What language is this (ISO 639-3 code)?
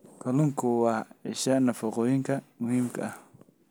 som